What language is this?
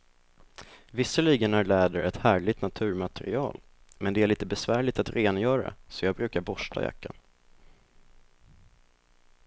Swedish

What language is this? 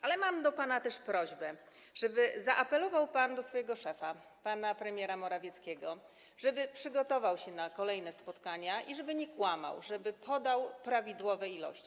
Polish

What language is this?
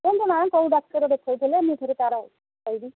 Odia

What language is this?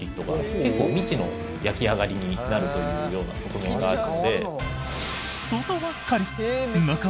Japanese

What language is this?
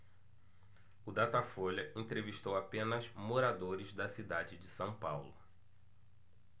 Portuguese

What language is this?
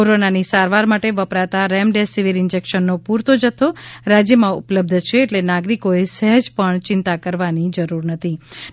Gujarati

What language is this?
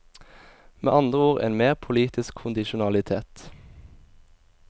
Norwegian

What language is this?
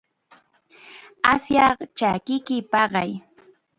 Chiquián Ancash Quechua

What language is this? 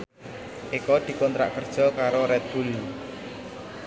Javanese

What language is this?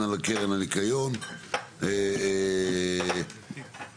Hebrew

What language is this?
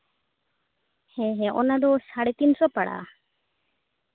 Santali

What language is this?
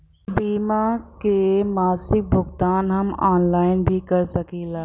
Bhojpuri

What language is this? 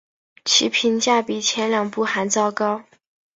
Chinese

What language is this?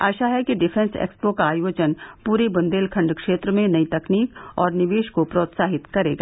Hindi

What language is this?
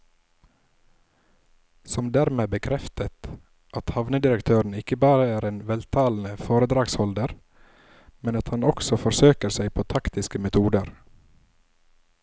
Norwegian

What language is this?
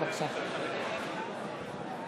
Hebrew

